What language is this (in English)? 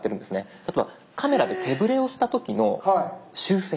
Japanese